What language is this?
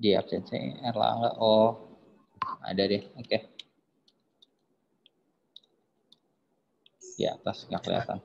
Indonesian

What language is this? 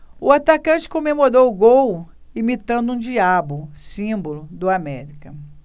Portuguese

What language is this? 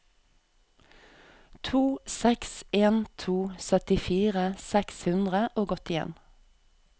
Norwegian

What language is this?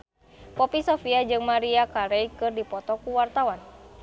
Sundanese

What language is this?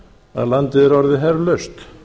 Icelandic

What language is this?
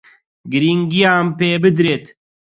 Central Kurdish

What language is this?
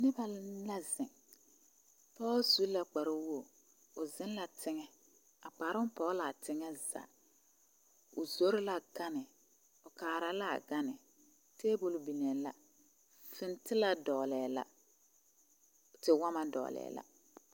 Southern Dagaare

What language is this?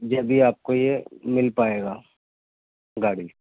Urdu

